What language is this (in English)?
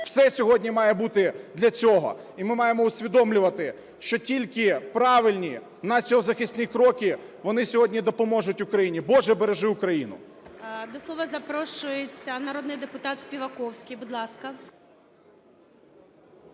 Ukrainian